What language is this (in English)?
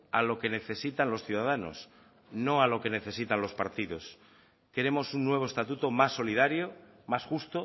Spanish